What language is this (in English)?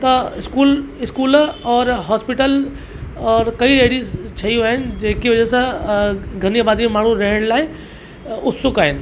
Sindhi